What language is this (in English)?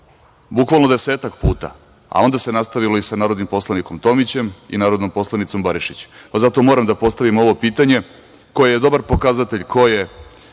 Serbian